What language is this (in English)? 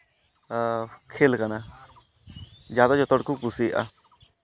Santali